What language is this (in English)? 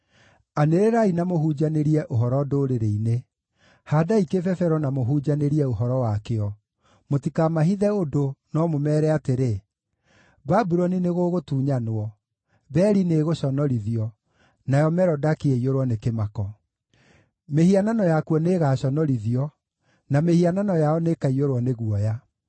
Kikuyu